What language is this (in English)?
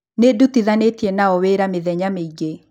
Kikuyu